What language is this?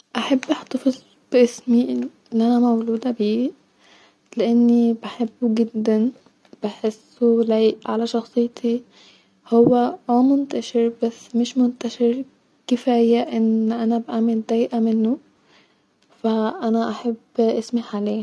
Egyptian Arabic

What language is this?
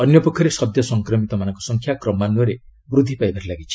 Odia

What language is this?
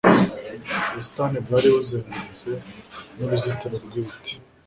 Kinyarwanda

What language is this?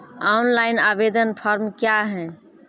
Maithili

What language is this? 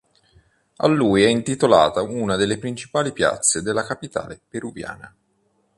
Italian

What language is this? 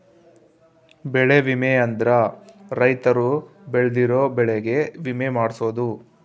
Kannada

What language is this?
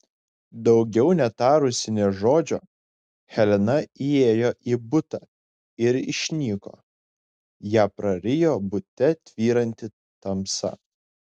Lithuanian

